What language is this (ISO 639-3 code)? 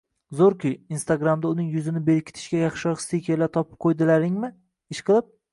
uzb